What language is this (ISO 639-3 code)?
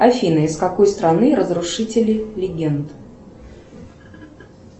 rus